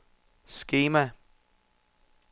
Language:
Danish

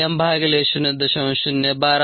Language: Marathi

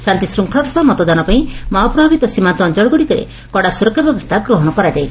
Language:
Odia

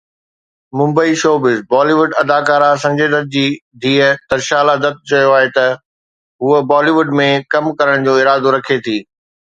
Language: Sindhi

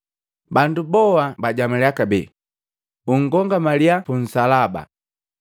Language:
Matengo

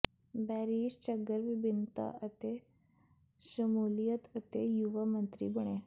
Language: Punjabi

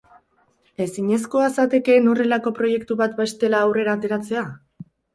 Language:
Basque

